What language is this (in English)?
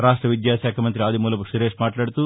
Telugu